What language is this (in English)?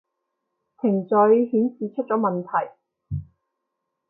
Cantonese